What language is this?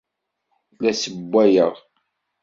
Kabyle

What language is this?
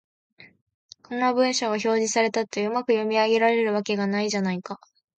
Japanese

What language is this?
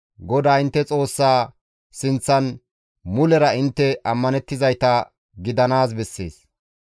Gamo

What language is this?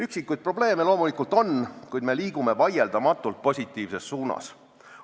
Estonian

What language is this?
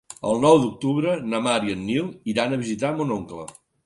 Catalan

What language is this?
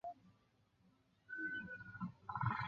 Chinese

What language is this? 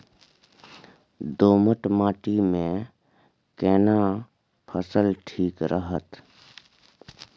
Maithili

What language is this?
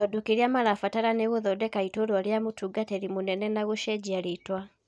Kikuyu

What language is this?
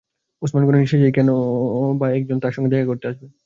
Bangla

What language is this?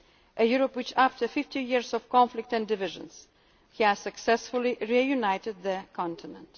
English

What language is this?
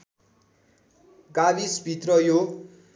Nepali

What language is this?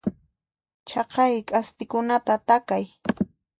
Puno Quechua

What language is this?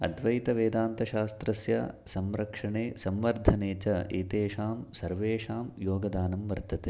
Sanskrit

